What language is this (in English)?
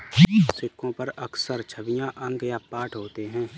Hindi